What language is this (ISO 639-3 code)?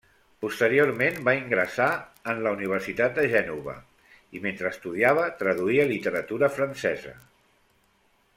cat